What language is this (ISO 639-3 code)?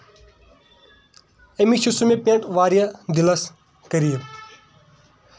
kas